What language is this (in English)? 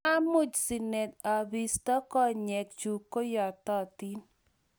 Kalenjin